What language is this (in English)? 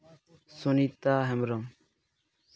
Santali